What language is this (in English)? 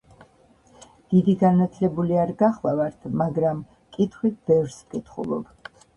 Georgian